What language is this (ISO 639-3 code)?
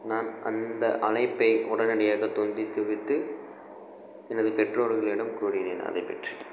tam